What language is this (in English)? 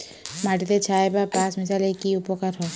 Bangla